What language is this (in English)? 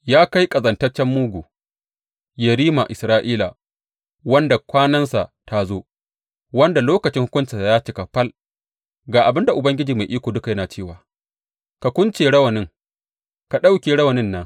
Hausa